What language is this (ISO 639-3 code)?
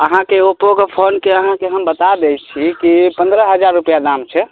mai